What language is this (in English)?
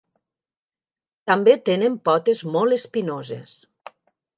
Catalan